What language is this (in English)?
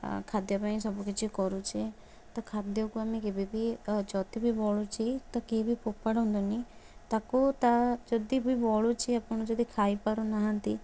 Odia